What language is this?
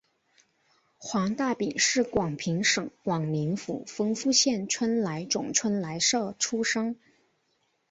Chinese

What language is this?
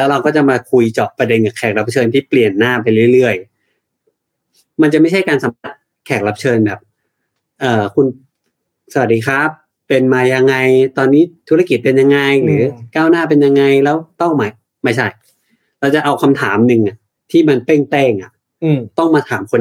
Thai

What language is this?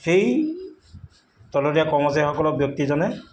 Assamese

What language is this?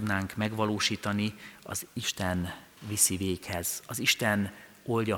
Hungarian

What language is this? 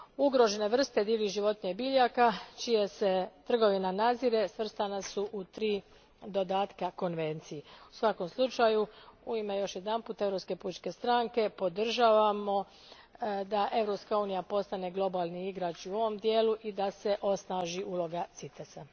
Croatian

